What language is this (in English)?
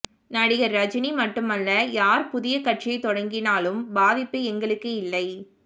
Tamil